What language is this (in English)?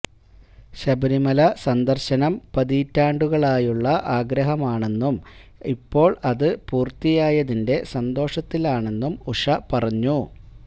Malayalam